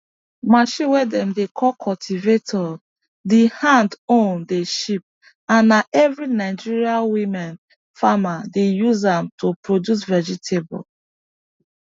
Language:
Nigerian Pidgin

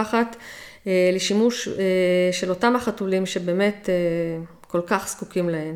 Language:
Hebrew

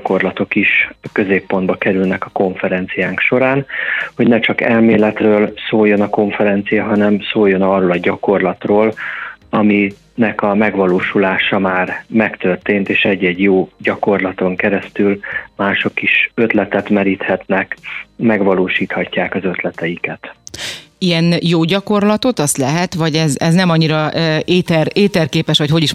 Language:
Hungarian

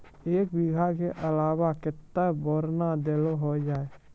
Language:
Maithili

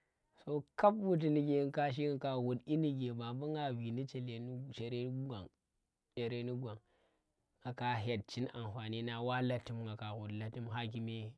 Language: Tera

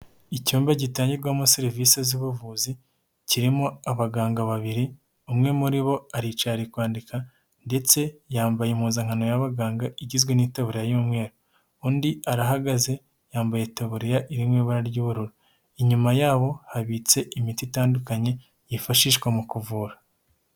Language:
Kinyarwanda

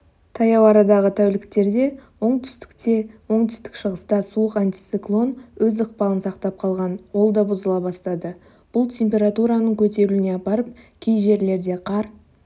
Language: Kazakh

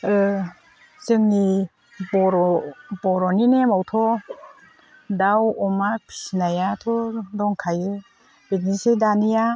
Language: Bodo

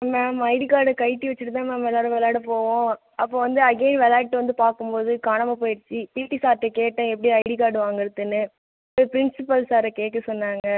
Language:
Tamil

